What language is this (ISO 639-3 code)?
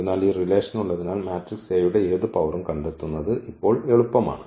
mal